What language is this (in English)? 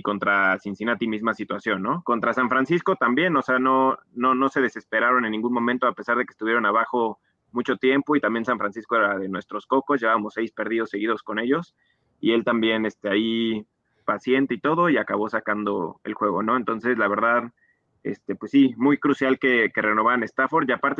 Spanish